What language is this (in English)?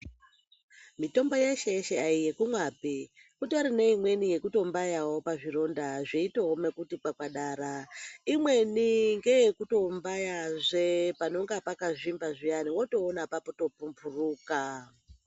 Ndau